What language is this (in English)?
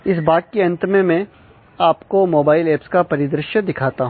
Hindi